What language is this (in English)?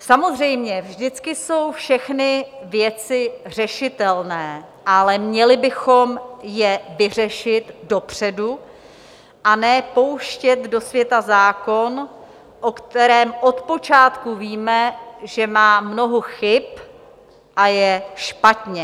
Czech